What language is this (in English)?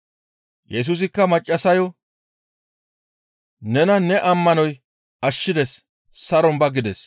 Gamo